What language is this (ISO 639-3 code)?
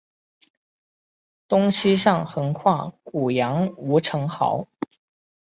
zho